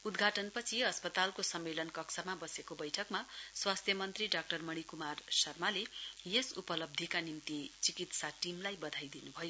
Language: Nepali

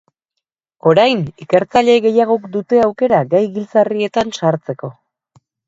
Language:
Basque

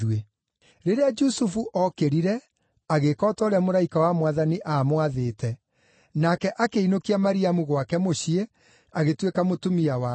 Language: Kikuyu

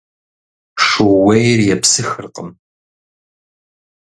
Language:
Kabardian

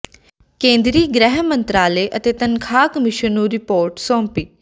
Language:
Punjabi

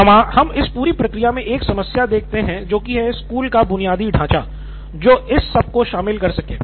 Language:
Hindi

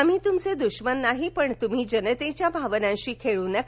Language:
Marathi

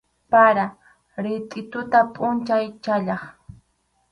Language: Arequipa-La Unión Quechua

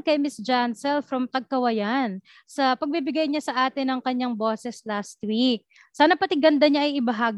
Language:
Filipino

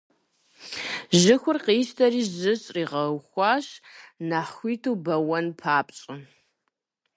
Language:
Kabardian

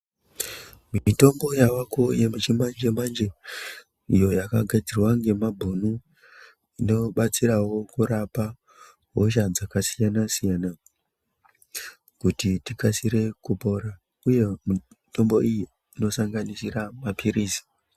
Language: Ndau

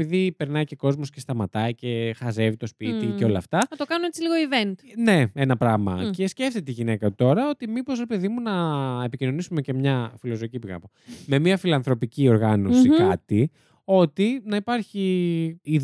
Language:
Greek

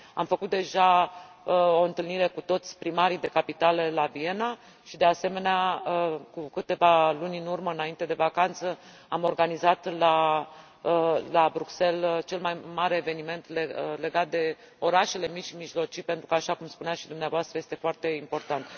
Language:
Romanian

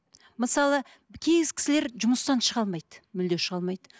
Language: Kazakh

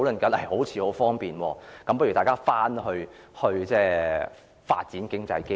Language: Cantonese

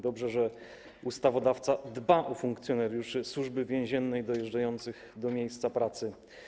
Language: Polish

